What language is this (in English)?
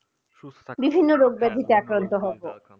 Bangla